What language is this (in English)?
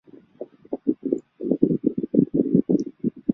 Chinese